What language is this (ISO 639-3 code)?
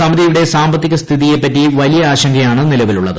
mal